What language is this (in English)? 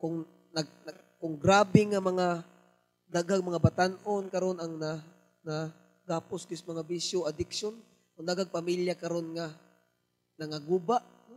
Filipino